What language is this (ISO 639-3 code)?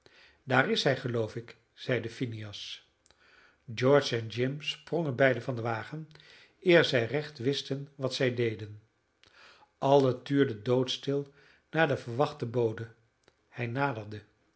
nld